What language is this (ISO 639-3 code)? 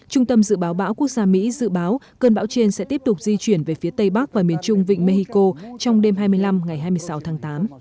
vie